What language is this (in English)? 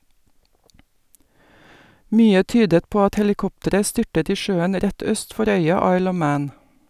Norwegian